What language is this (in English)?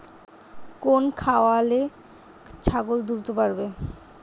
Bangla